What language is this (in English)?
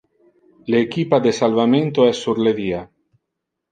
Interlingua